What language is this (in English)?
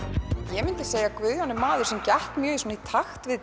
Icelandic